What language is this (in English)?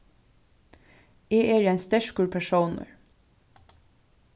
Faroese